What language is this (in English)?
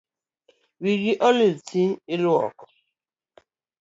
Luo (Kenya and Tanzania)